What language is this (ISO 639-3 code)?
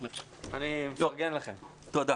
heb